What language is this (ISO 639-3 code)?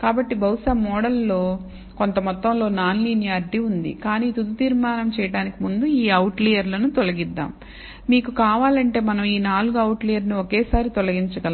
tel